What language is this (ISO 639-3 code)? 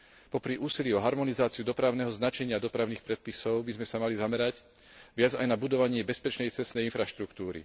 slk